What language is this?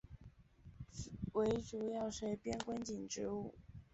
Chinese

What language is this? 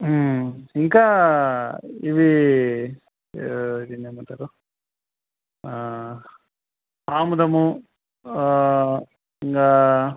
Telugu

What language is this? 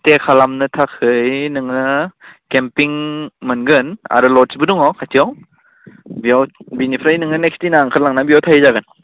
Bodo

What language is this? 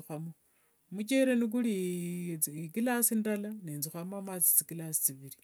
Wanga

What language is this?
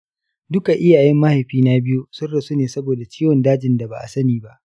Hausa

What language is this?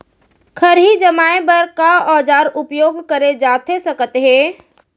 Chhattisgarhi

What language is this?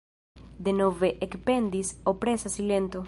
Esperanto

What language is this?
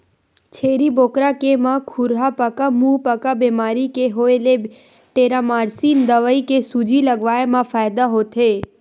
Chhattisgarhi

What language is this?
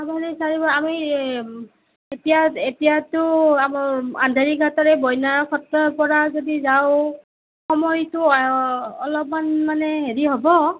Assamese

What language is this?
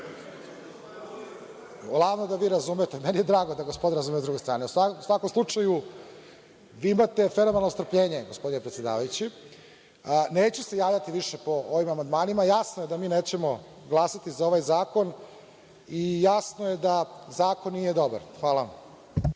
Serbian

